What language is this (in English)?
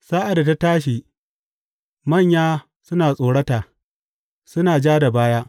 Hausa